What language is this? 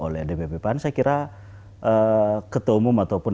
Indonesian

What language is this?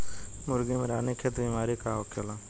Bhojpuri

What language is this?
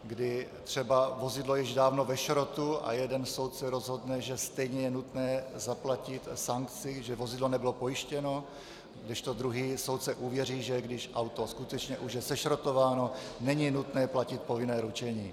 Czech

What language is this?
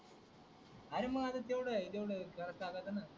Marathi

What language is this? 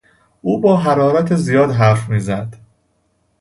Persian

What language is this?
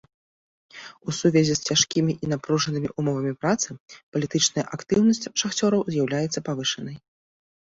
Belarusian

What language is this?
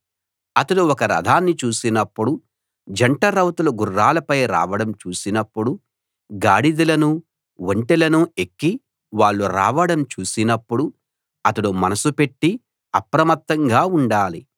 Telugu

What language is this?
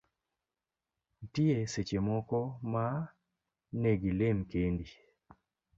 Luo (Kenya and Tanzania)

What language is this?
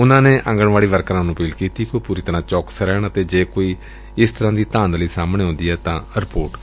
Punjabi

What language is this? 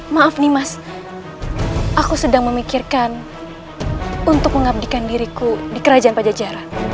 Indonesian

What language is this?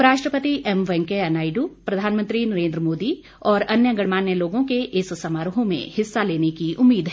Hindi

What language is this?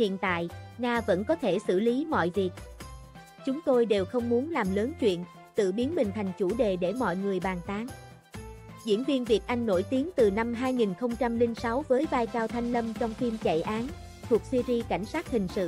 Vietnamese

